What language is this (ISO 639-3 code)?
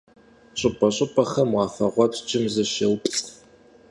kbd